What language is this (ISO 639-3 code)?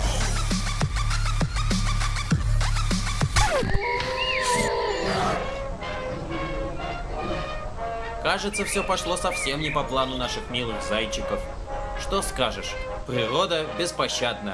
rus